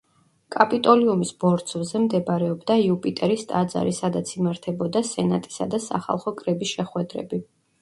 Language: Georgian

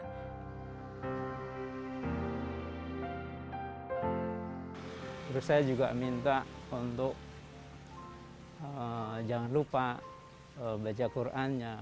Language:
Indonesian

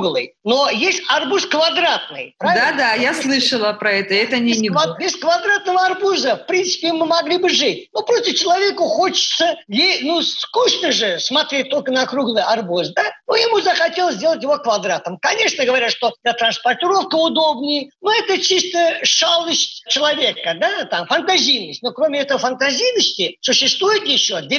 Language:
Russian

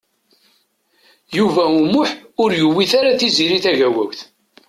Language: Kabyle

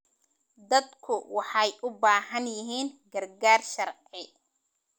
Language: Somali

